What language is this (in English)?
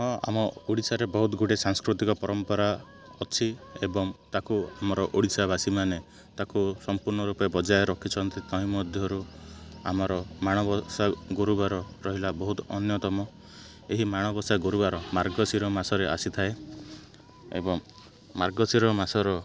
Odia